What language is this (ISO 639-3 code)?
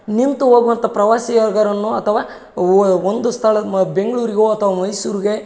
kan